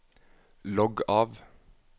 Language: Norwegian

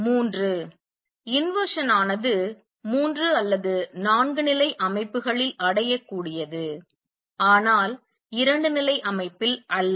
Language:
Tamil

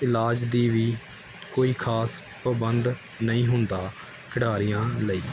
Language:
Punjabi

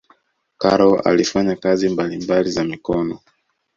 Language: Swahili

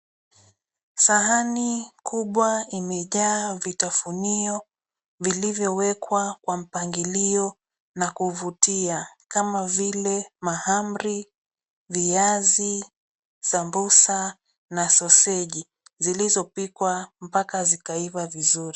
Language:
Swahili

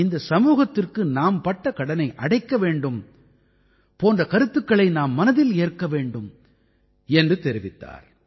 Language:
Tamil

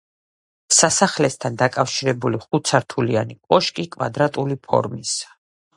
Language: Georgian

